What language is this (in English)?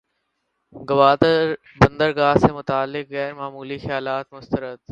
Urdu